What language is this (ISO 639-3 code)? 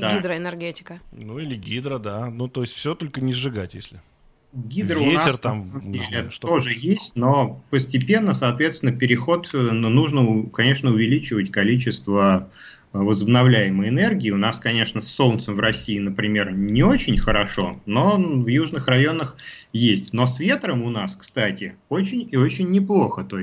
rus